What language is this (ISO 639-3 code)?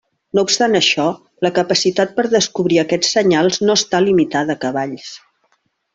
cat